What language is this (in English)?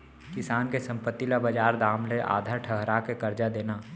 Chhattisgarhi